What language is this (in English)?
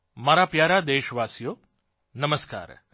Gujarati